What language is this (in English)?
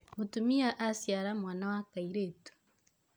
Kikuyu